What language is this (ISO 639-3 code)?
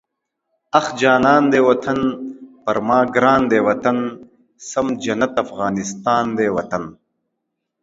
pus